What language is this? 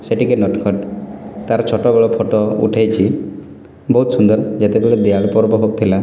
Odia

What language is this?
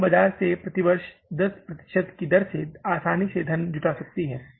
Hindi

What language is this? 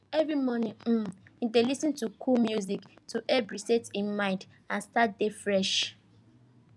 Nigerian Pidgin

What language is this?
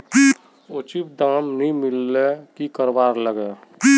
Magahi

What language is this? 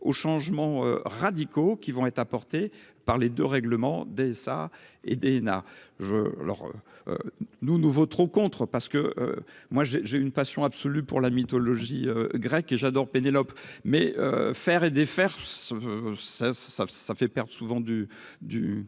French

